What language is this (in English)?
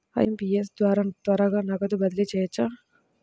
Telugu